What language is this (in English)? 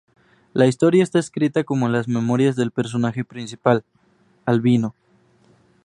Spanish